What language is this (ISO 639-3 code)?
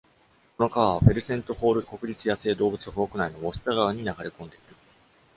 jpn